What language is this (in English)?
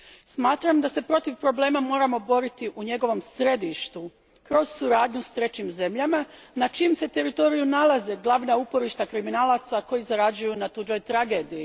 Croatian